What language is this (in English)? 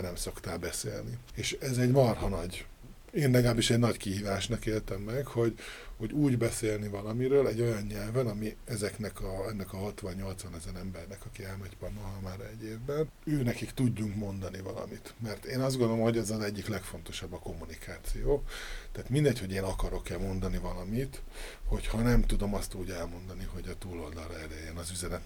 Hungarian